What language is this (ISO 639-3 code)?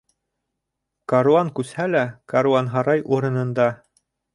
bak